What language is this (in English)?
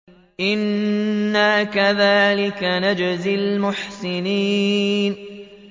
Arabic